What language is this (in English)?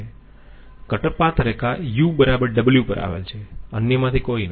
Gujarati